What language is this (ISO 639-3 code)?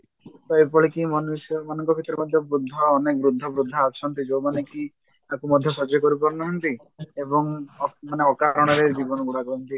ori